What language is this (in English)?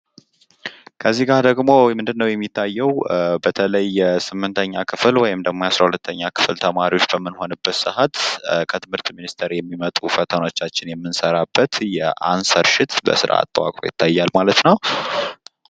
Amharic